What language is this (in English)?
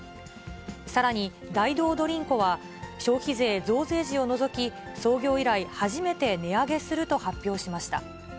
Japanese